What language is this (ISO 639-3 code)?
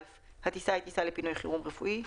heb